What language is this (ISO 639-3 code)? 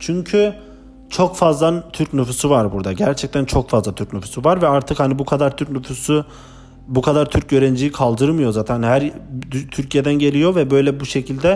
tur